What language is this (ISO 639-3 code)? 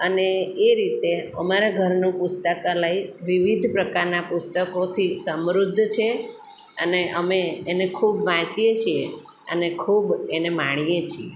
guj